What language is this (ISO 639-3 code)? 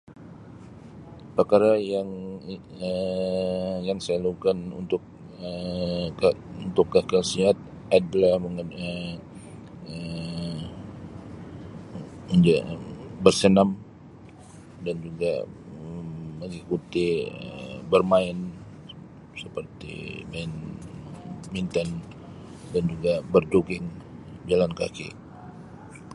msi